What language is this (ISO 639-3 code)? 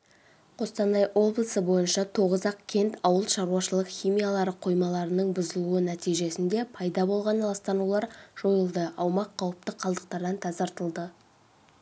kaz